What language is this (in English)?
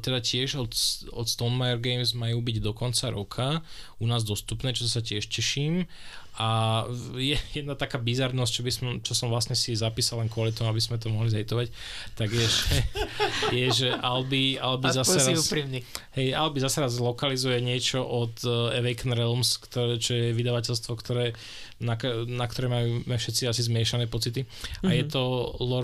Slovak